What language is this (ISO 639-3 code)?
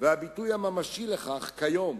heb